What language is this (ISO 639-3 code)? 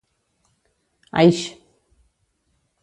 cat